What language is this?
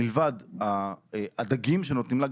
Hebrew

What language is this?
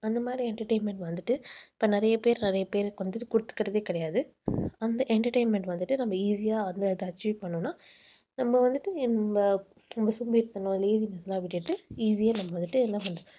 Tamil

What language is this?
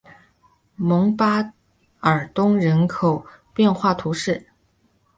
Chinese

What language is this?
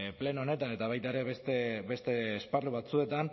Basque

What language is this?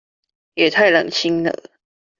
Chinese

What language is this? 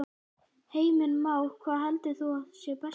Icelandic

